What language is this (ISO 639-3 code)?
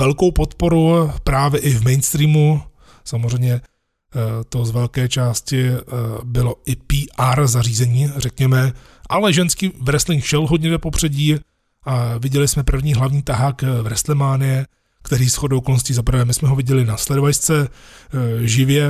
ces